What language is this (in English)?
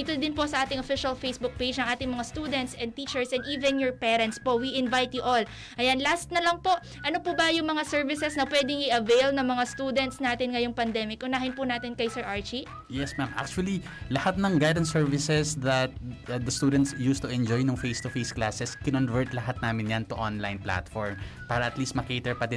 Filipino